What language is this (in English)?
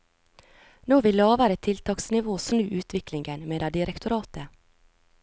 Norwegian